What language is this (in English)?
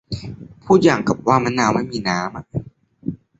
Thai